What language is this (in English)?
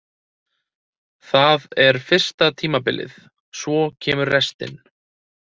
Icelandic